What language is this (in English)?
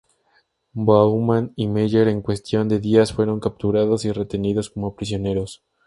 Spanish